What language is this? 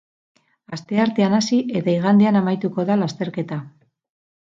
Basque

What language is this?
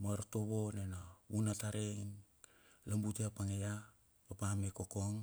Bilur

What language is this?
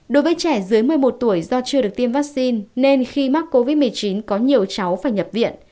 Vietnamese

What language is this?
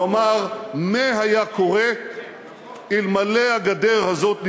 Hebrew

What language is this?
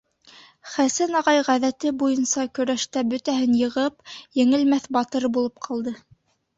Bashkir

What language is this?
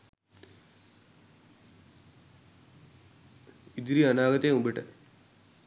Sinhala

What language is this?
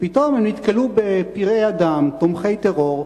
Hebrew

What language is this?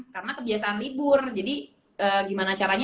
Indonesian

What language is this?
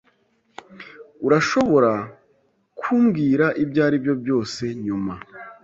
Kinyarwanda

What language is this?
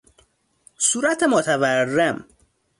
Persian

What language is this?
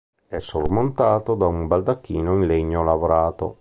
Italian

